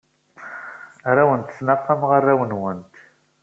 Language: Kabyle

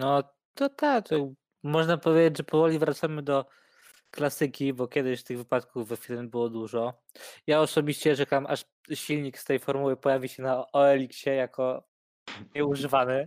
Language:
Polish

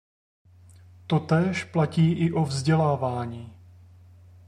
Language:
Czech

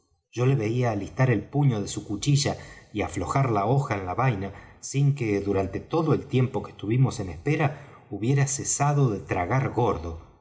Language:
Spanish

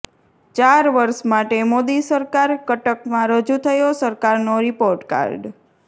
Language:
Gujarati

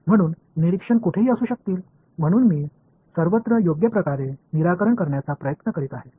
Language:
Marathi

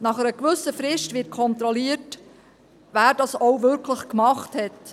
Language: Swiss German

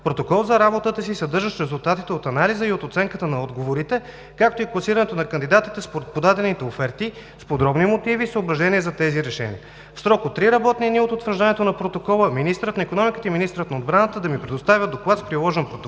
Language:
Bulgarian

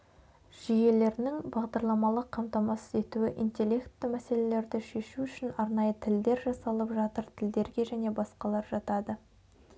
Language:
Kazakh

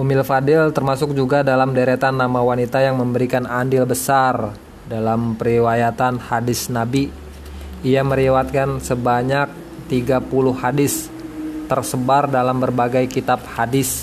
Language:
Indonesian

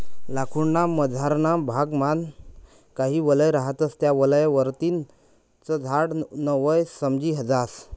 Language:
Marathi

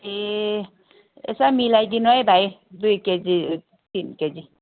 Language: Nepali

